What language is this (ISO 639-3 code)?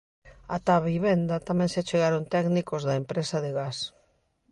glg